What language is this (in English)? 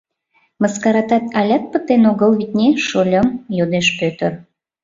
Mari